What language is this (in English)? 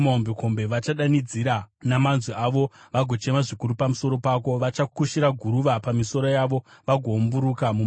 Shona